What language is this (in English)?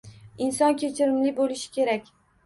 Uzbek